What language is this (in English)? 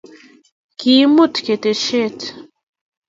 Kalenjin